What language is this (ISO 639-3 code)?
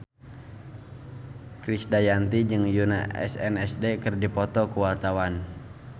sun